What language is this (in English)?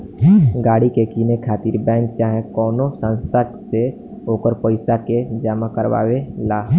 Bhojpuri